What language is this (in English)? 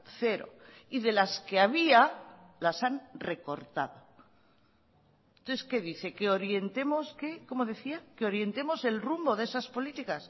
Spanish